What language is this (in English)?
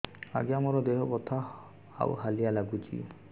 Odia